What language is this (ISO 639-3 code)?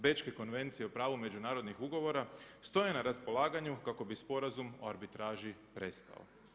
hrv